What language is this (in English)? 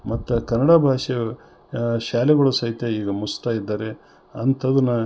Kannada